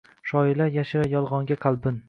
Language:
Uzbek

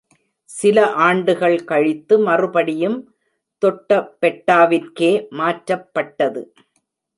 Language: Tamil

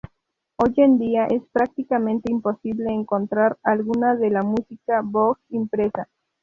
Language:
Spanish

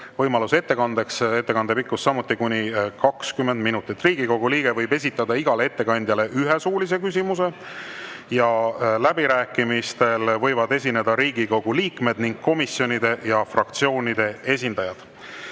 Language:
Estonian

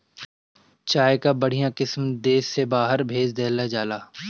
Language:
Bhojpuri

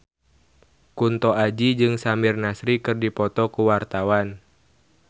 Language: Sundanese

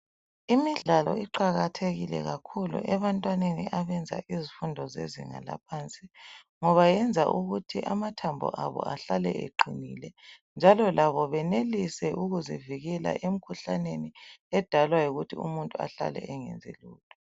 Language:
North Ndebele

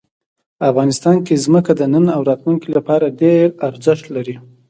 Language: Pashto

